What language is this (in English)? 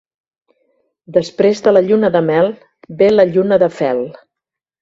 Catalan